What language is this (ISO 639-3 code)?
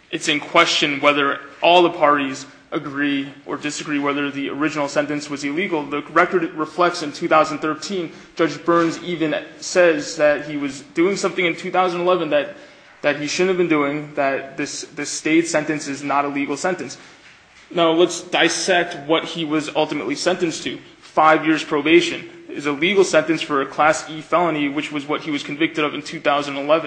eng